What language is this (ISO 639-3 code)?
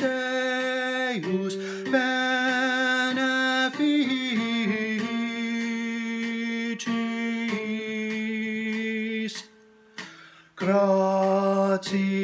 eng